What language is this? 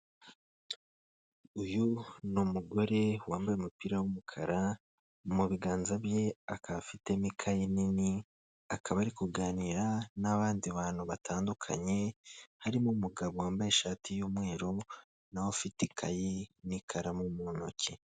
Kinyarwanda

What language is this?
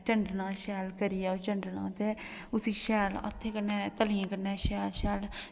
Dogri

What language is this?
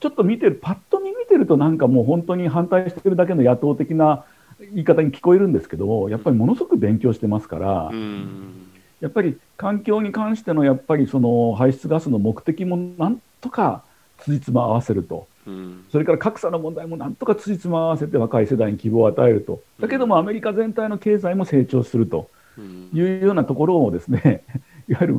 Japanese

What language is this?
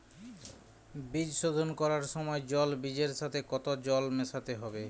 Bangla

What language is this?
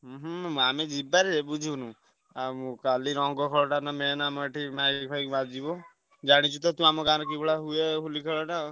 Odia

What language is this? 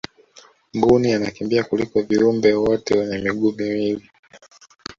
Swahili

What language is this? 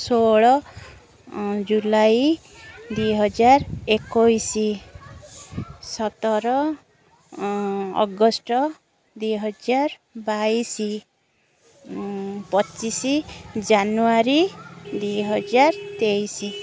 Odia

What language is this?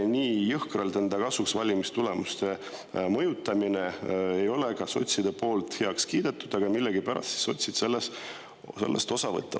Estonian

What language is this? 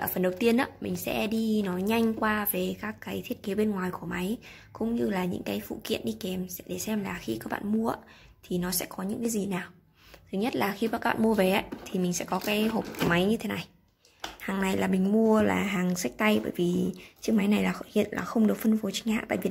Vietnamese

